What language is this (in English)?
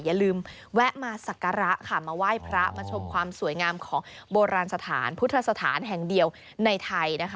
Thai